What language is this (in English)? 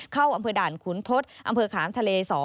Thai